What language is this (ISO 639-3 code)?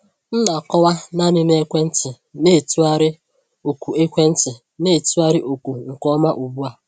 ibo